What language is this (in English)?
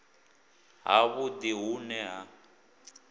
Venda